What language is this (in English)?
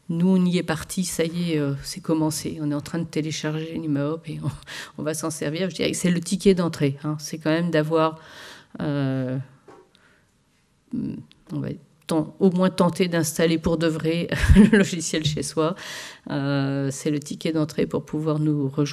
French